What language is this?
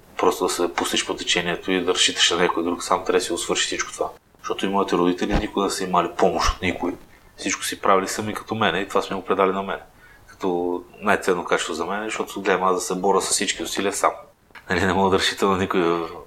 Bulgarian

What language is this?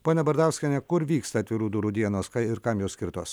Lithuanian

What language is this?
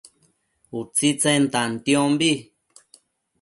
Matsés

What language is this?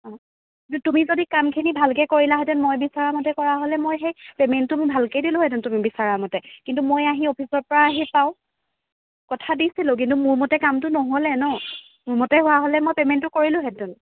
Assamese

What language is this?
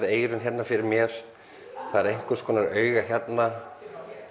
Icelandic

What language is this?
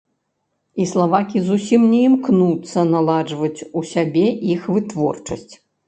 Belarusian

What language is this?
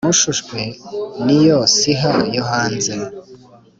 Kinyarwanda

